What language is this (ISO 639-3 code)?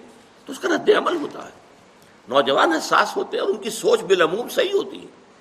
urd